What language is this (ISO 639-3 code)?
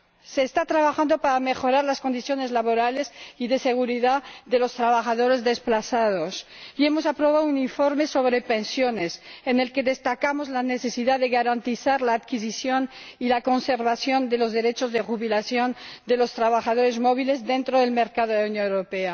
spa